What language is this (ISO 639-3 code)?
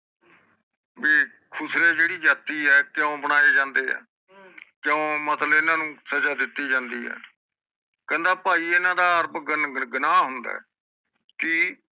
pan